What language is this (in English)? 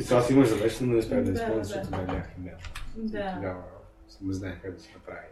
Bulgarian